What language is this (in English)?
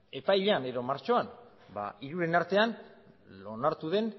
Basque